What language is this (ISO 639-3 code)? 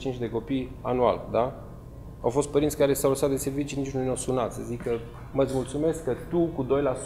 ron